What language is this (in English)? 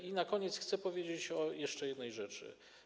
Polish